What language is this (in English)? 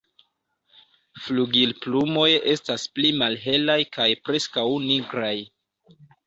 Esperanto